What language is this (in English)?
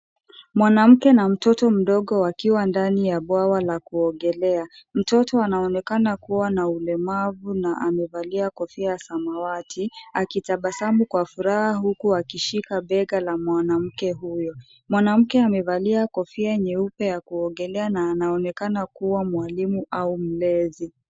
Swahili